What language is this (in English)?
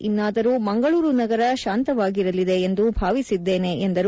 Kannada